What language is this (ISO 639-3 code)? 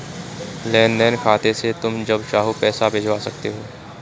hin